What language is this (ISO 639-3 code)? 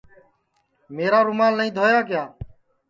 ssi